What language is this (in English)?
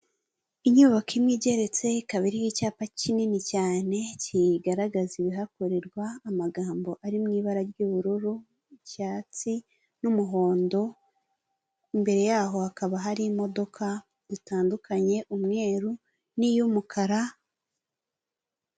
Kinyarwanda